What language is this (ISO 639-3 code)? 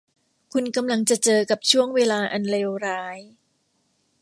tha